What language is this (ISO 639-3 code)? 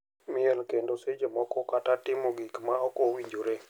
luo